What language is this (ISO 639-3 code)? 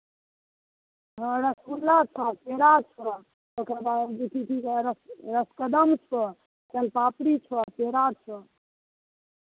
mai